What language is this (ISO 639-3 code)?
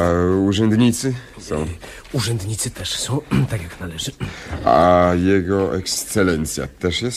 pol